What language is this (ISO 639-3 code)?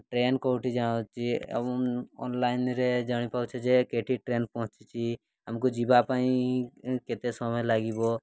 ori